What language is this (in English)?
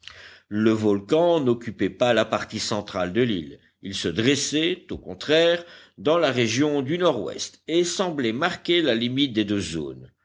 French